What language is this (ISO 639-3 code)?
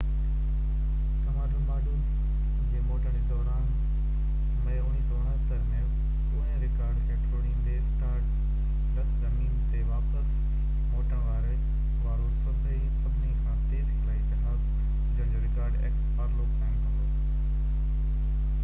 snd